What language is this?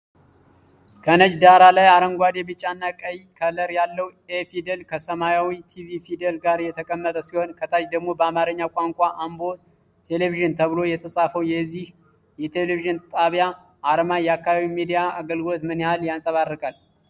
Amharic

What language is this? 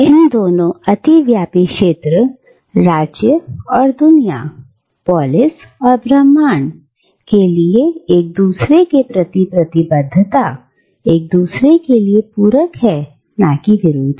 Hindi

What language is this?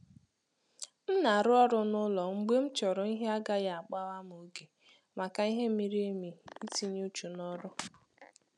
Igbo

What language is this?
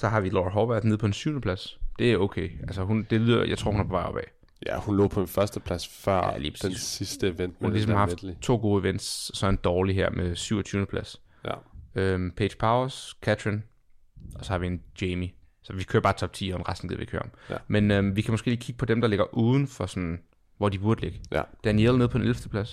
Danish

